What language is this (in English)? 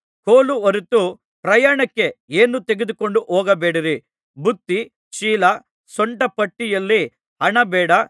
Kannada